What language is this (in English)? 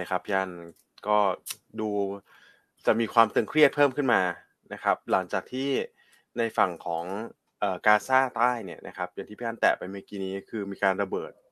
Thai